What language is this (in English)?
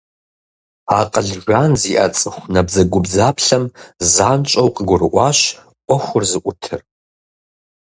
Kabardian